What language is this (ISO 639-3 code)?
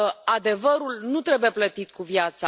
ron